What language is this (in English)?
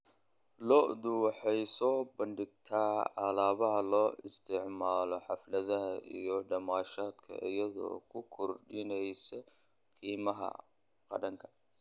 Somali